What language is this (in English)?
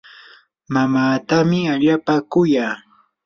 Yanahuanca Pasco Quechua